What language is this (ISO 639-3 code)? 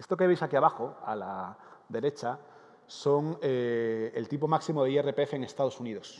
spa